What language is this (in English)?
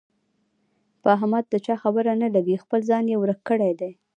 Pashto